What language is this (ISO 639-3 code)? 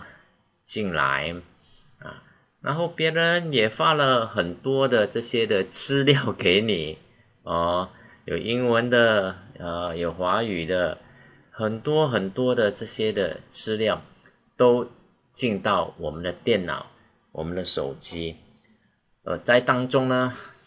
zho